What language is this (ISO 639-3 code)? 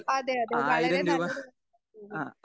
mal